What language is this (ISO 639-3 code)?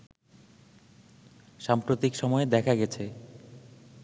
ben